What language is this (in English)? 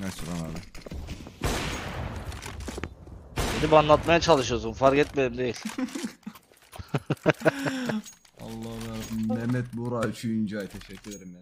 Turkish